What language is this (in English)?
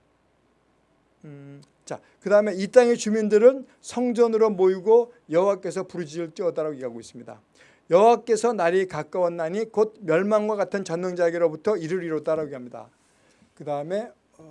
Korean